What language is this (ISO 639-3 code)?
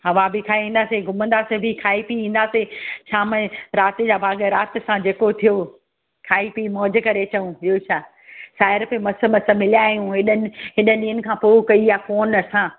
snd